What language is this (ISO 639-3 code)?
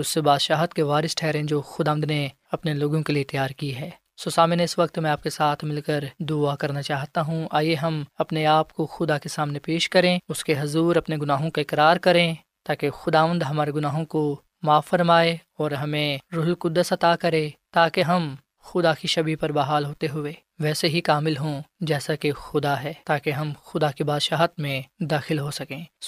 urd